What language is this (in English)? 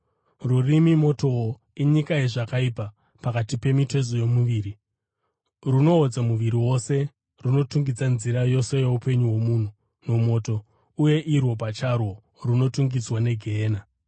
Shona